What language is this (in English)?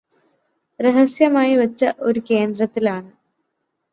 Malayalam